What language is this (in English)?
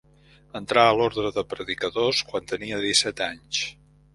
Catalan